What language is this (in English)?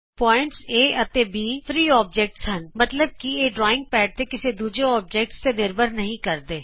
Punjabi